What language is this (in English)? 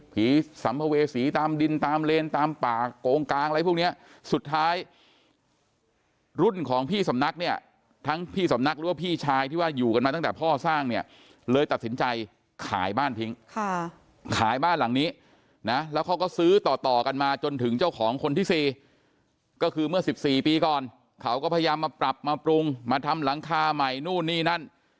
Thai